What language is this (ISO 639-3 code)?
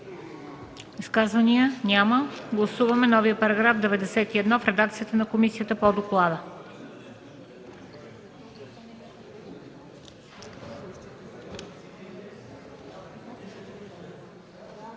bul